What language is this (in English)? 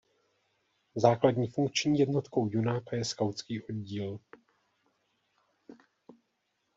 Czech